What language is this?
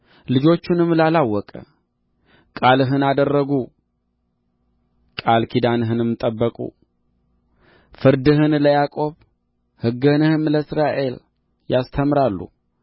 Amharic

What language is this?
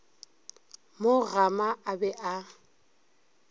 Northern Sotho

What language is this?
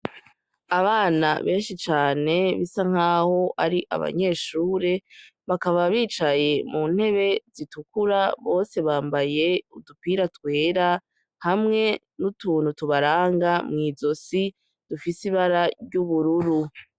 Rundi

